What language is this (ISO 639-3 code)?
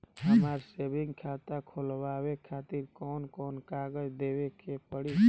bho